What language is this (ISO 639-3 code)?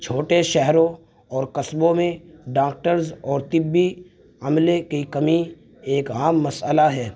urd